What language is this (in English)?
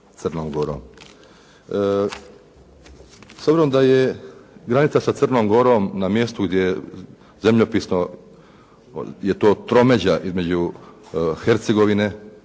Croatian